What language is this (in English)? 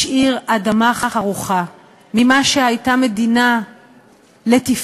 Hebrew